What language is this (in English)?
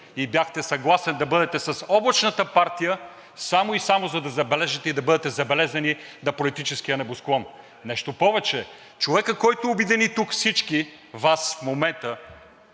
Bulgarian